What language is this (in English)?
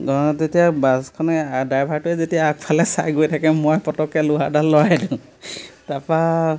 Assamese